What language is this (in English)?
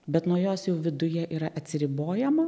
Lithuanian